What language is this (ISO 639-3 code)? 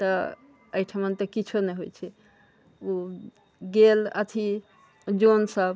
mai